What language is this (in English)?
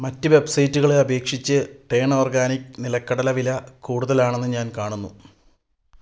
Malayalam